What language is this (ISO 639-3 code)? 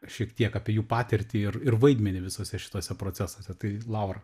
lit